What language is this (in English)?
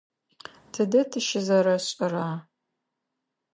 Adyghe